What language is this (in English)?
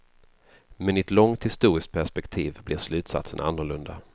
Swedish